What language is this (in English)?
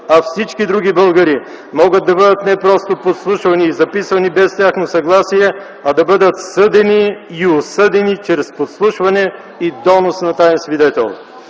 Bulgarian